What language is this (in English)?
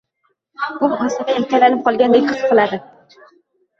Uzbek